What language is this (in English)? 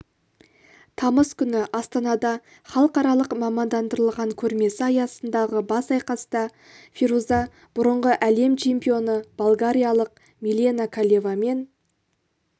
Kazakh